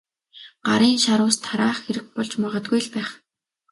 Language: Mongolian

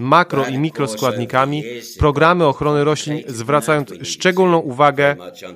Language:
Polish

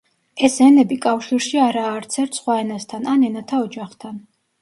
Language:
Georgian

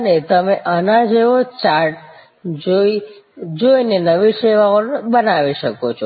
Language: Gujarati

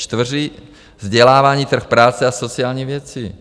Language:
Czech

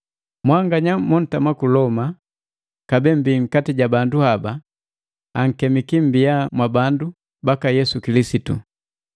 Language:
Matengo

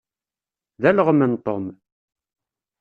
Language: Kabyle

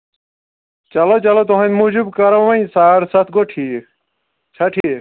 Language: Kashmiri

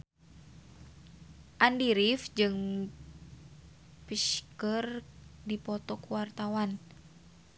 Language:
Sundanese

